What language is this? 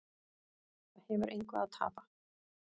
Icelandic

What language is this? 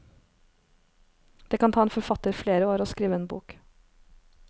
Norwegian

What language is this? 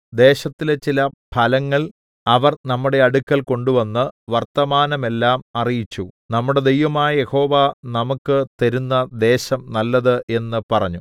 Malayalam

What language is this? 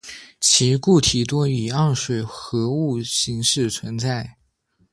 Chinese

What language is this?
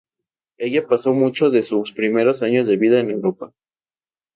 Spanish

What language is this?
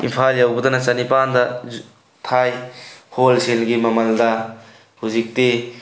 Manipuri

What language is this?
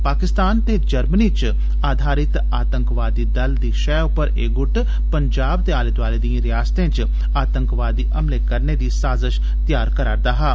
Dogri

